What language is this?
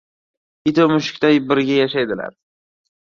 Uzbek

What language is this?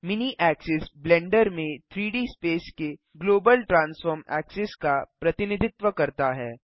Hindi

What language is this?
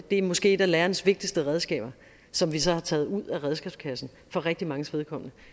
Danish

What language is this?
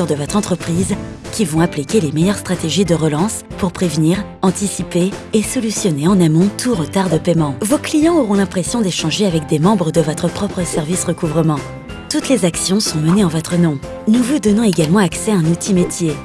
French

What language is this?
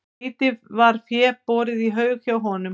Icelandic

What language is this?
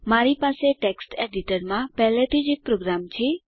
Gujarati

